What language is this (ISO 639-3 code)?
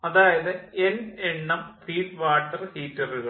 mal